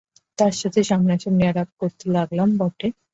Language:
Bangla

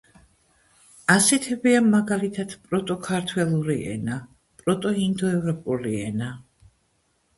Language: Georgian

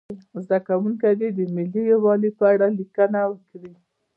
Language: Pashto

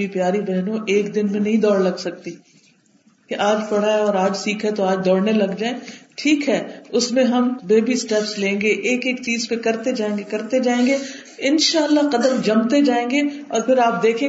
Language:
Urdu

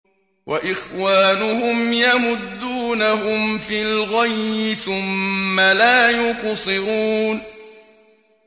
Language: Arabic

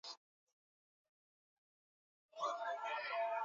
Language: Swahili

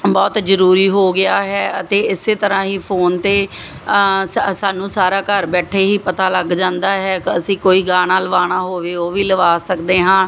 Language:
Punjabi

